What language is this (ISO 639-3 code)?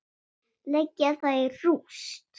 isl